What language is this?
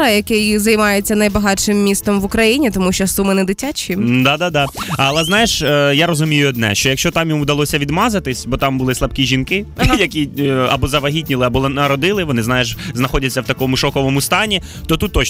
Ukrainian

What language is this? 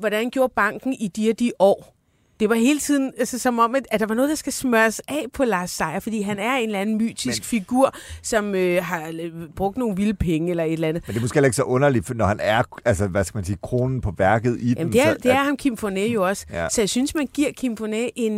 Danish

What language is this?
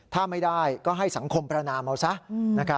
Thai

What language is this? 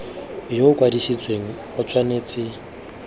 Tswana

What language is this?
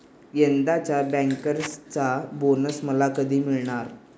Marathi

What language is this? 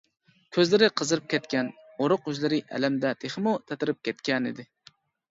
Uyghur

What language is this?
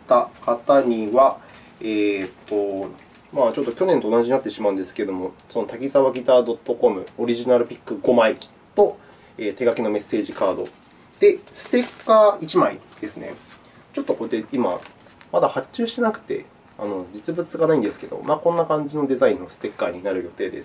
Japanese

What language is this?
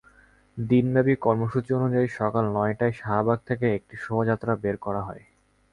Bangla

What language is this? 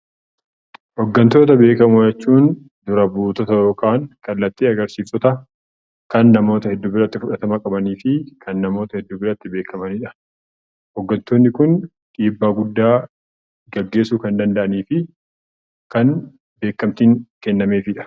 Oromo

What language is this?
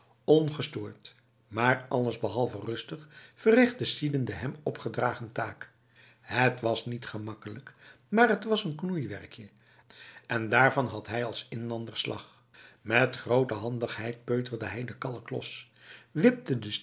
Dutch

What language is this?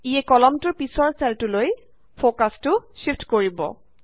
Assamese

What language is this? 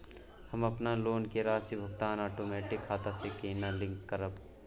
Maithili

